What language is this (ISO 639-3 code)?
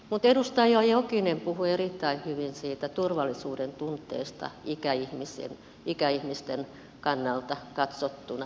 fin